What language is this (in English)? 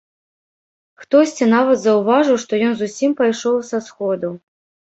Belarusian